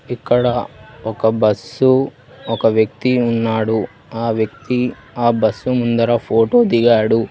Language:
Telugu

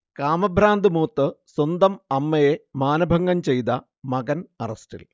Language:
Malayalam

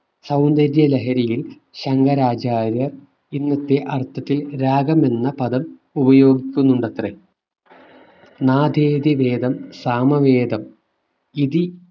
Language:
Malayalam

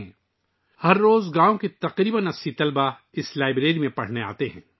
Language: Urdu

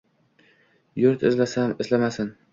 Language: Uzbek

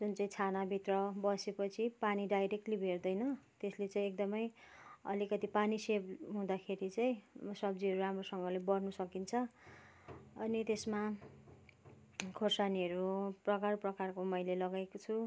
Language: Nepali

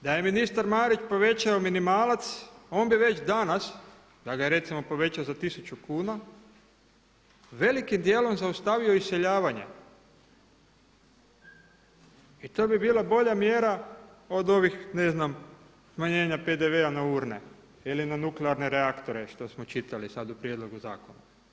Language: Croatian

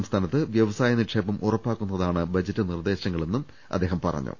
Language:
Malayalam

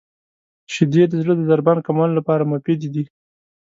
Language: Pashto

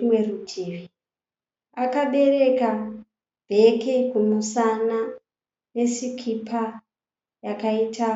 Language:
Shona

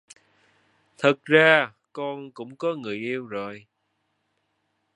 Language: Vietnamese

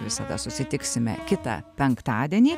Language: Lithuanian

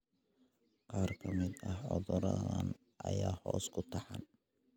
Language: Somali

